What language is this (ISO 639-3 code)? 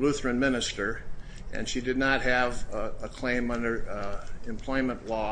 eng